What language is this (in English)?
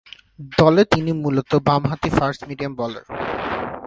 Bangla